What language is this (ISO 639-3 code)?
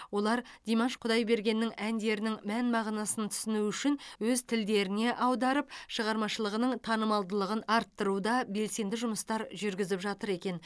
kaz